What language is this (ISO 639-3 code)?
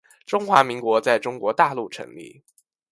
zho